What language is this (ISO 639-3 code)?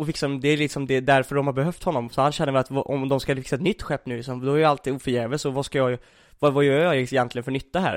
swe